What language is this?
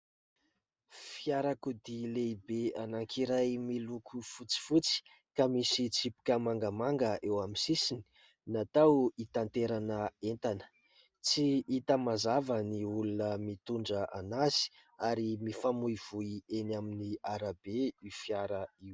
Malagasy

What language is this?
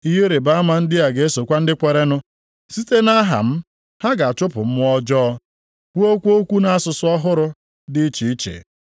Igbo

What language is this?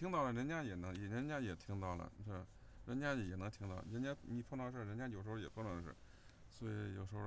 Chinese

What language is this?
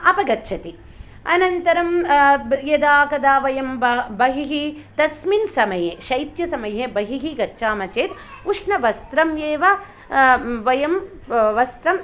Sanskrit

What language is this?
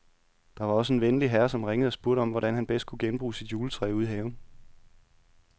Danish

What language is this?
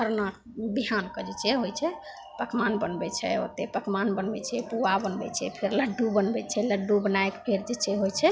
Maithili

